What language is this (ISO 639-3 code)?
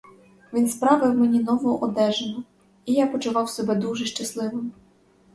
ukr